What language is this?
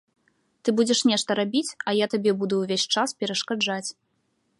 Belarusian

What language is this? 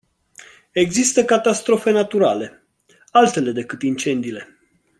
Romanian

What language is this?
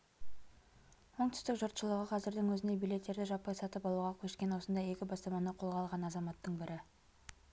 Kazakh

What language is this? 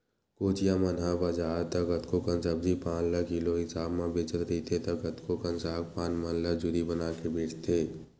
Chhattisgarhi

